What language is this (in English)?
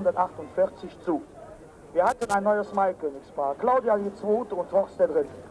German